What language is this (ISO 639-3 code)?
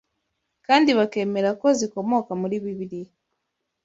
kin